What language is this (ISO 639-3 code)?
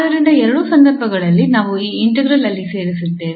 kan